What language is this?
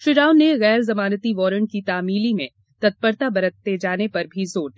Hindi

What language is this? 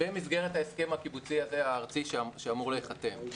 Hebrew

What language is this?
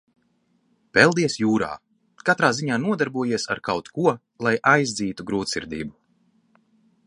Latvian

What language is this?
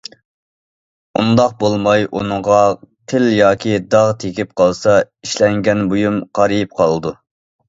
Uyghur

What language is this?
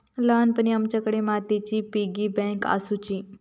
Marathi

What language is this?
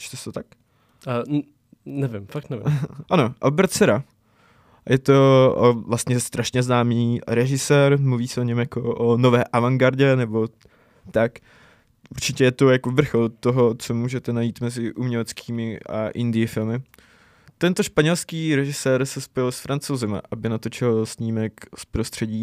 Czech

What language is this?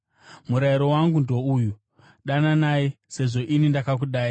Shona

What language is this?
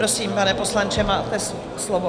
Czech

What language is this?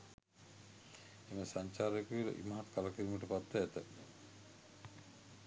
Sinhala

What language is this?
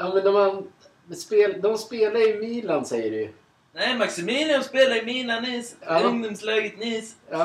Swedish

